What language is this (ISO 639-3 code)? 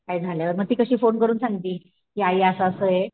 mar